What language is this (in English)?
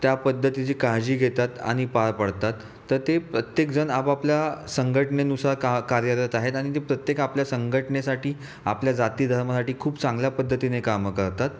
Marathi